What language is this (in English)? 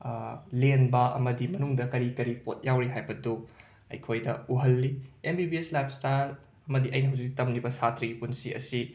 Manipuri